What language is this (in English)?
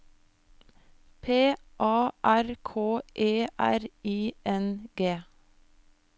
Norwegian